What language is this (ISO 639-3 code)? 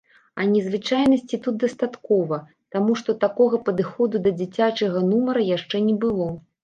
bel